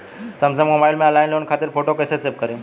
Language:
Bhojpuri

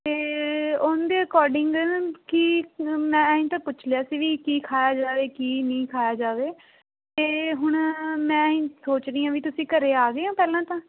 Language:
Punjabi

